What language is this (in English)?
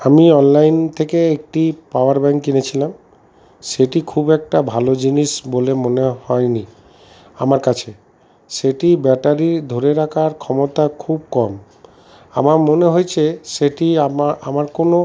Bangla